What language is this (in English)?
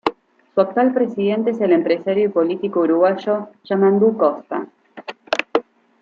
Spanish